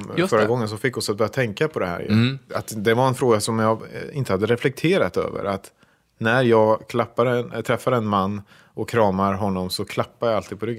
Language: Swedish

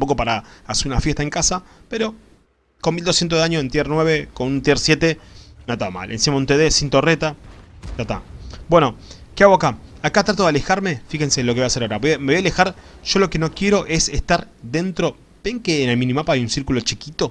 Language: Spanish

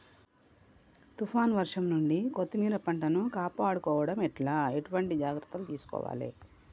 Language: Telugu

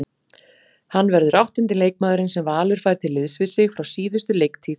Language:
Icelandic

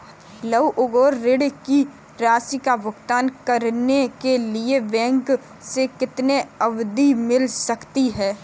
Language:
Hindi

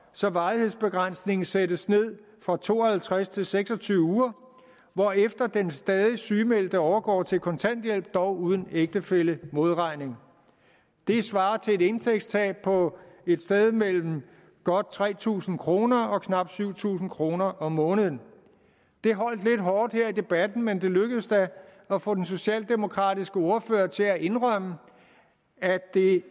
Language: Danish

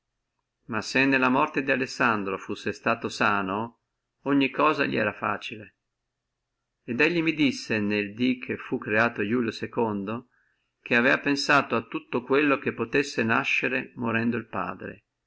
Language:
Italian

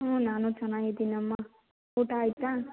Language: Kannada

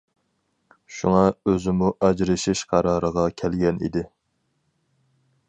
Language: Uyghur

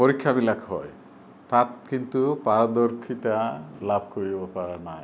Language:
Assamese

